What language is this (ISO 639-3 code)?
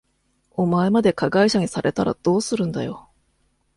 jpn